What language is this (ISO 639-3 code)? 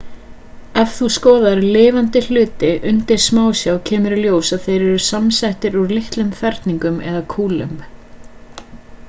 isl